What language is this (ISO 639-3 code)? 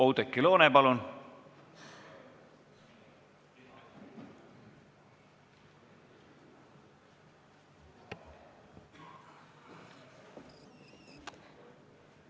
est